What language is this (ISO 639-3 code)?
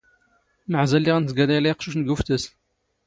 zgh